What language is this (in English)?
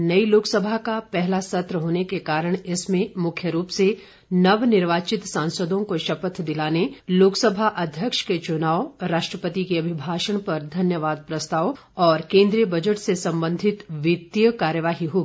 Hindi